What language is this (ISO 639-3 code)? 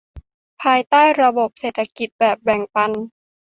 tha